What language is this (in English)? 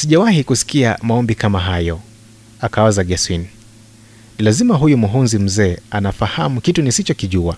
Swahili